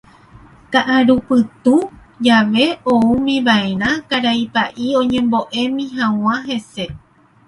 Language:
Guarani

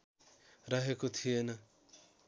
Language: Nepali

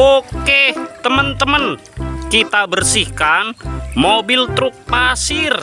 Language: Indonesian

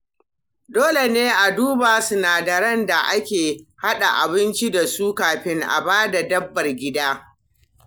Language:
Hausa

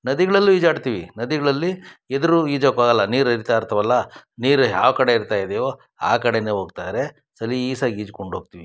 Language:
Kannada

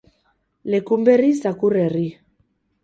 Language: Basque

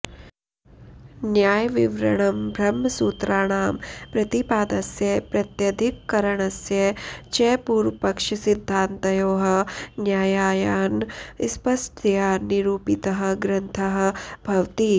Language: Sanskrit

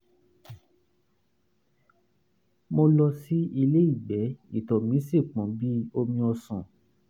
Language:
Yoruba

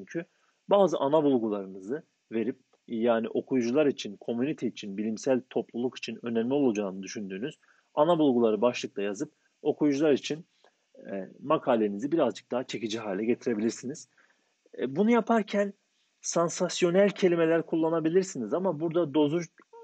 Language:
Turkish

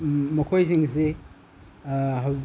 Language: Manipuri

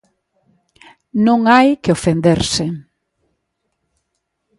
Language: Galician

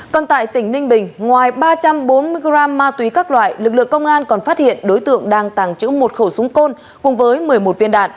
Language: Vietnamese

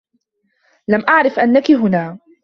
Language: Arabic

